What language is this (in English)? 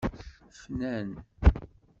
Kabyle